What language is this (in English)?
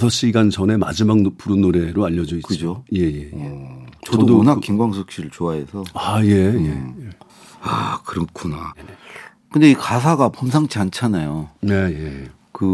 Korean